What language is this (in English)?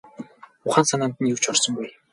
Mongolian